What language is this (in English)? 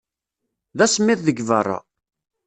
Kabyle